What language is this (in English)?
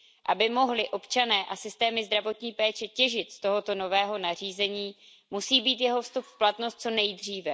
Czech